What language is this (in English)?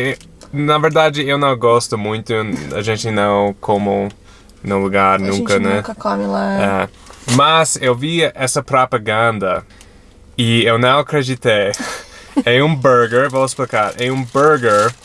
Portuguese